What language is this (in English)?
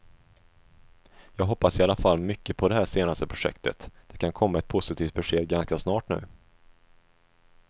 Swedish